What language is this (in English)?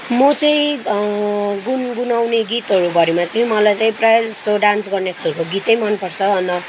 Nepali